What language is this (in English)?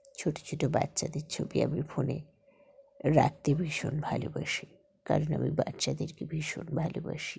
Bangla